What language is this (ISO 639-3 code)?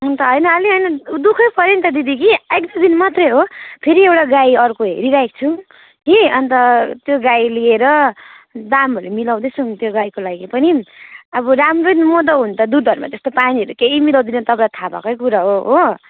nep